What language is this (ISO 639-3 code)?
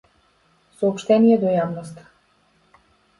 mkd